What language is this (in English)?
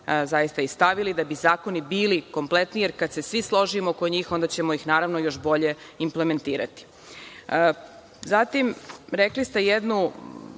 Serbian